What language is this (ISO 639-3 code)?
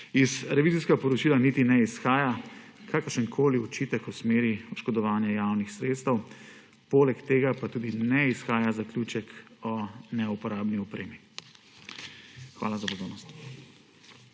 slv